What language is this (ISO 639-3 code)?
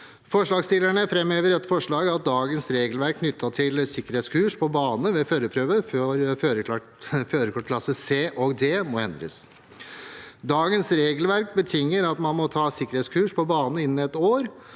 nor